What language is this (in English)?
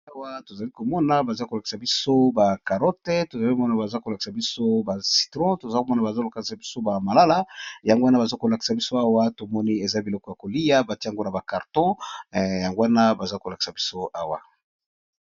Lingala